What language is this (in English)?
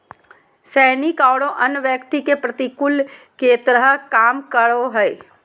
Magahi